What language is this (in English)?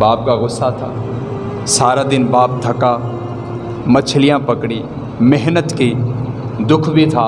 Urdu